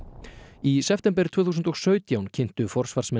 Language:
Icelandic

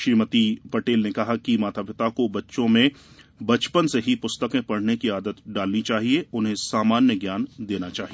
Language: Hindi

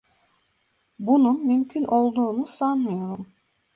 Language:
Turkish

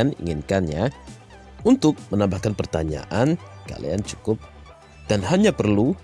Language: Indonesian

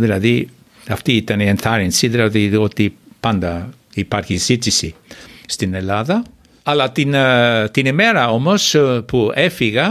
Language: Greek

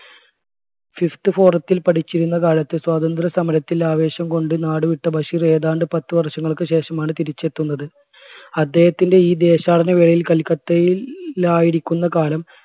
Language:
Malayalam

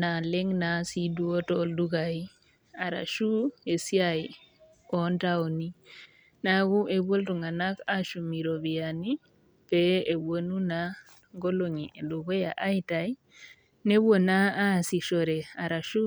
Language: Masai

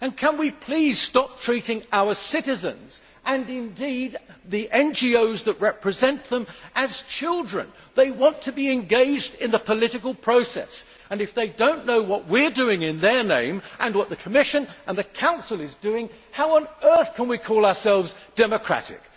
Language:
English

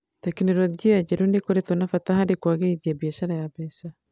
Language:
Kikuyu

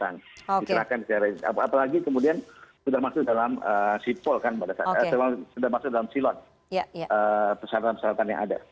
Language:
Indonesian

